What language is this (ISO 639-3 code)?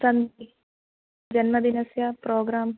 san